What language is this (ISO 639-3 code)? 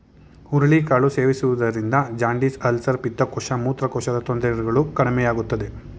kan